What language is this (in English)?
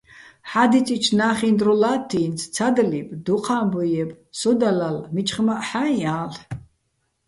Bats